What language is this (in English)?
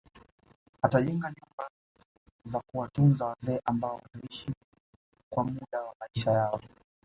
Swahili